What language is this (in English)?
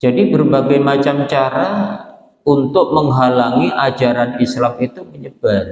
Indonesian